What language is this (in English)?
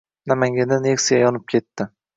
Uzbek